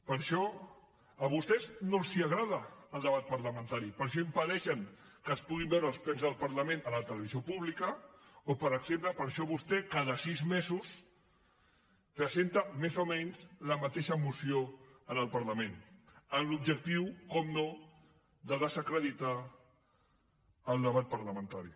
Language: Catalan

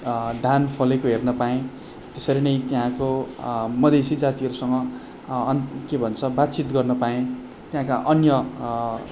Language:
Nepali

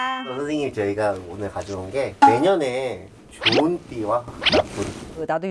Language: Korean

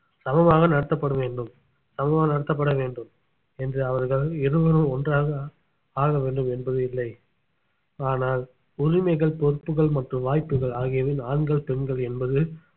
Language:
Tamil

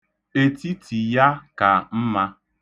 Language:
Igbo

